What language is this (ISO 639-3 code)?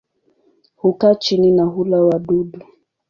swa